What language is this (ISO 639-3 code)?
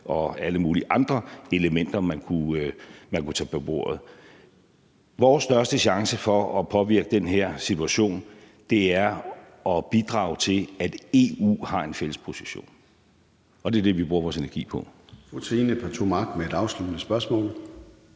dan